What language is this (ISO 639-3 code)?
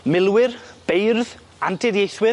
cym